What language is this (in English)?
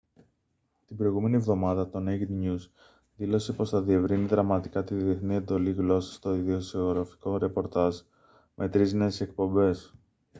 Greek